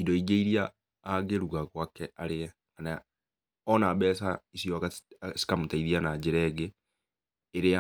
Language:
Kikuyu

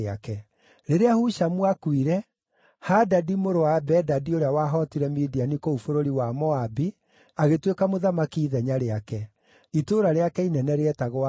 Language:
Kikuyu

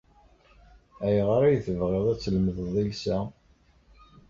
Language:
Kabyle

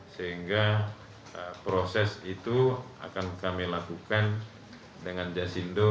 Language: Indonesian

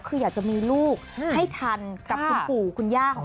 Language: Thai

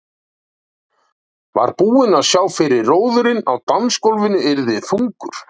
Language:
Icelandic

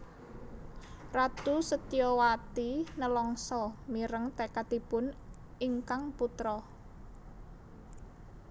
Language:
Javanese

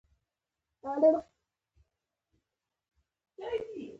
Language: Pashto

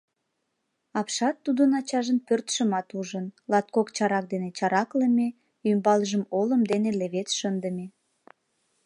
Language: Mari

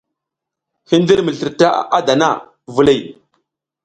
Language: South Giziga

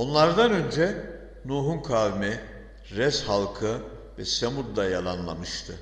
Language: Turkish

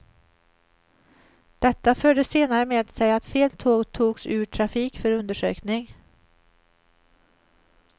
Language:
Swedish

